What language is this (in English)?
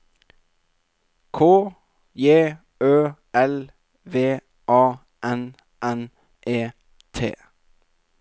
Norwegian